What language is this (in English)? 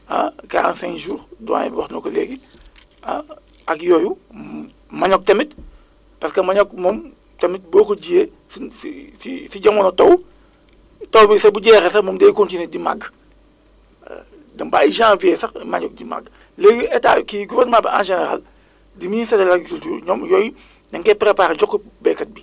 Wolof